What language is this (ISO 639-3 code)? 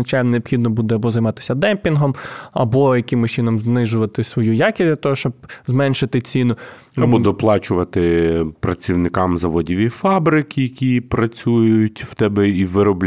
ukr